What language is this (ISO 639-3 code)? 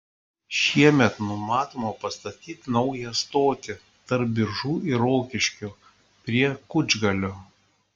lit